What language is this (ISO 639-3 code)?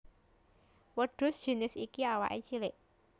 jav